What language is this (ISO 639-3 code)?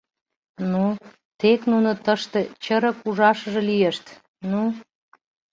chm